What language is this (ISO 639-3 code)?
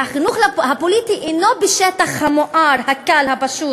heb